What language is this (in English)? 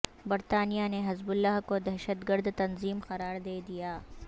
Urdu